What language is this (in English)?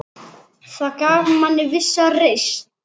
Icelandic